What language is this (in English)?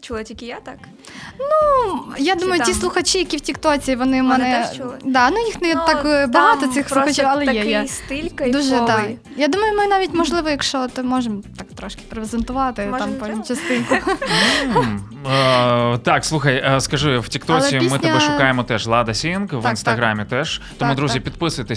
Ukrainian